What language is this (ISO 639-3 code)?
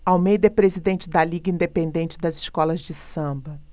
por